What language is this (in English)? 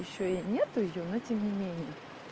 Russian